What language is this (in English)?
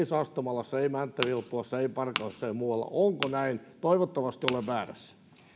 Finnish